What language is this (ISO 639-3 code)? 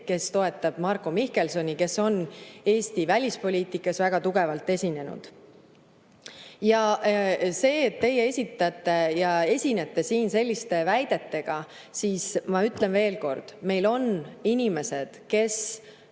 est